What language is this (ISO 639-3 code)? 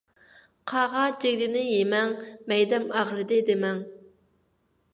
uig